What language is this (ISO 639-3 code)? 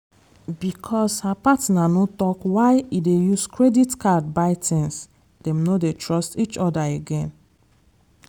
pcm